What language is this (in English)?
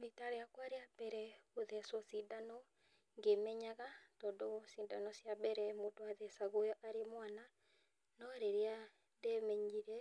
Kikuyu